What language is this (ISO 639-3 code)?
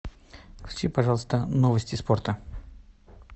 rus